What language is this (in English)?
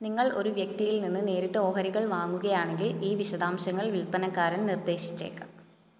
Malayalam